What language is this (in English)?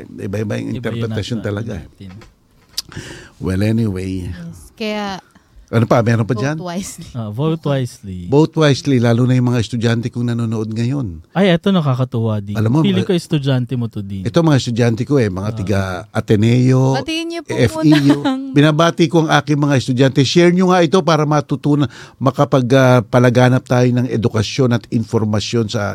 Filipino